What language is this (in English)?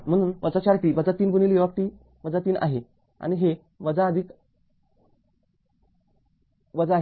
Marathi